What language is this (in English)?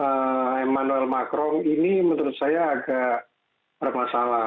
Indonesian